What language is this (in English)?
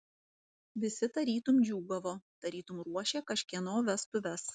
Lithuanian